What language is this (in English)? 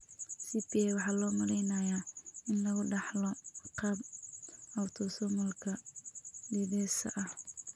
Somali